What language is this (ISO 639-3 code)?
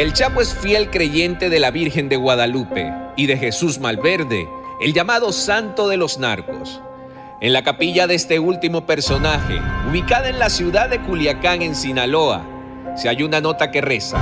spa